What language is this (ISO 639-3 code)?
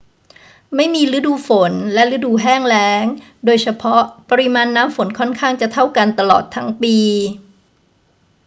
tha